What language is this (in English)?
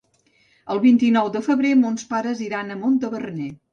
Catalan